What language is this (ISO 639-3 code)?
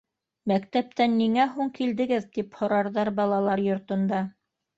bak